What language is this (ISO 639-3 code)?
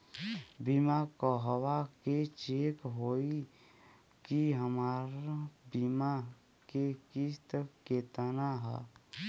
bho